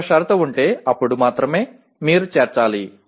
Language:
Telugu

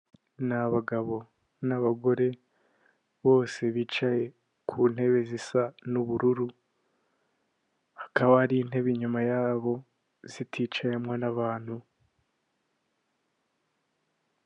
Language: Kinyarwanda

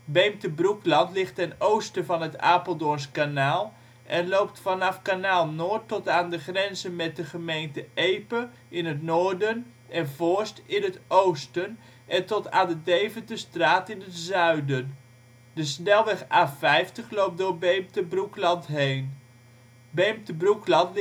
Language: Dutch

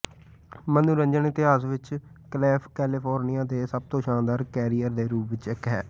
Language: Punjabi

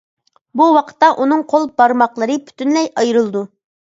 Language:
Uyghur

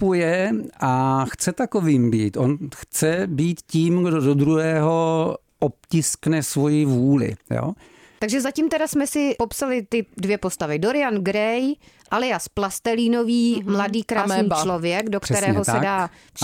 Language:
Czech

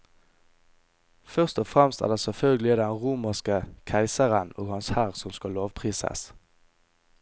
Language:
Norwegian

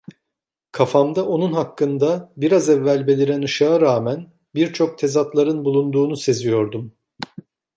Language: Turkish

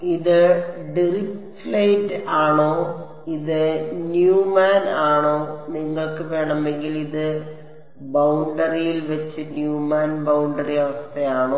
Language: Malayalam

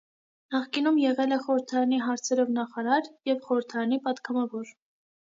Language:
Armenian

